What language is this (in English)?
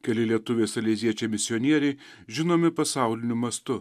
Lithuanian